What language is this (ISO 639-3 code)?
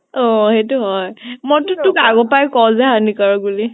asm